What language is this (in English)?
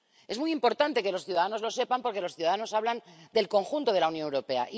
Spanish